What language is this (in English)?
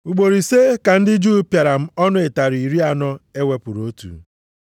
Igbo